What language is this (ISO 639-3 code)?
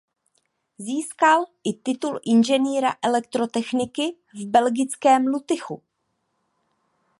ces